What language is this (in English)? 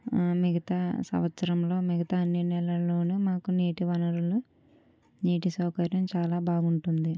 Telugu